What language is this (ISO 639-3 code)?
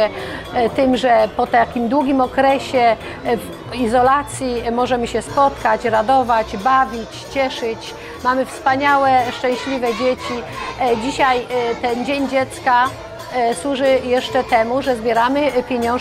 pol